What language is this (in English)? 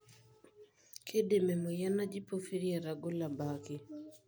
Masai